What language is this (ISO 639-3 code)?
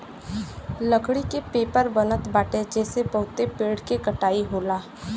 bho